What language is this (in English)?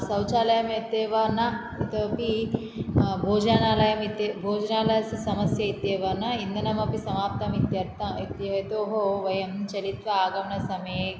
Sanskrit